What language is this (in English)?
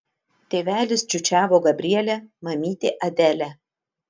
Lithuanian